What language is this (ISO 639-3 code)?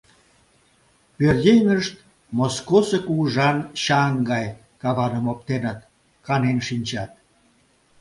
chm